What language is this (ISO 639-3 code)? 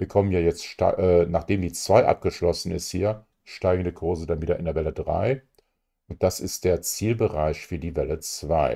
deu